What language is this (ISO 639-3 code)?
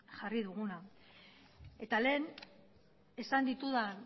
eus